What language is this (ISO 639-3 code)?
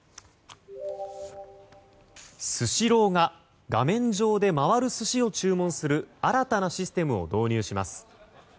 jpn